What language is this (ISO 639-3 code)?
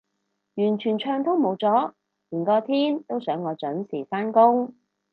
yue